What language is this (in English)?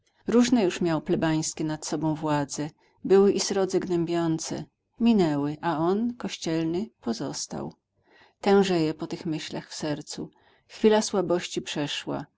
Polish